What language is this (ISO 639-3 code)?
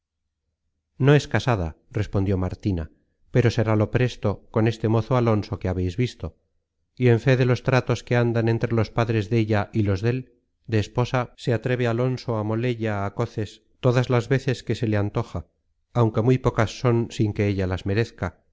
spa